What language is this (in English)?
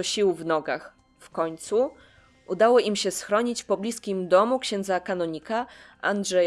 Polish